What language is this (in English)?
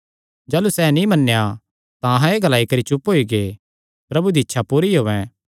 Kangri